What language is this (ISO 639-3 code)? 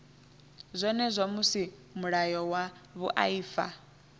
ven